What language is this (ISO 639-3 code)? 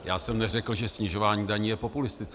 ces